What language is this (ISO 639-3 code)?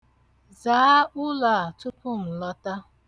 ibo